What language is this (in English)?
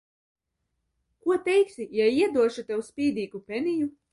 Latvian